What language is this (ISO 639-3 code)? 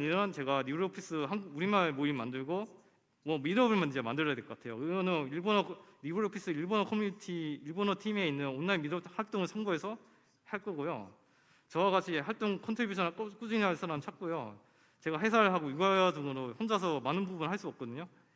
kor